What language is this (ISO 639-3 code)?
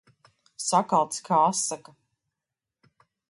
lav